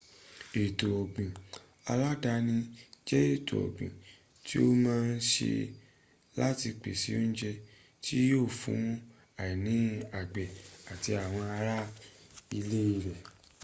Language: Yoruba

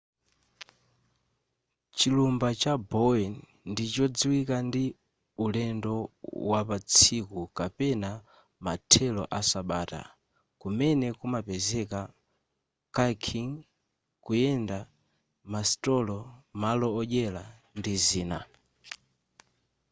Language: Nyanja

